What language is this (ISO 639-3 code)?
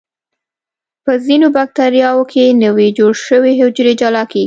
pus